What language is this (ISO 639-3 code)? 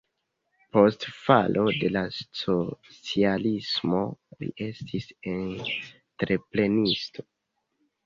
epo